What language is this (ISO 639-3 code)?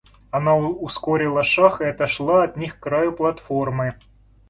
rus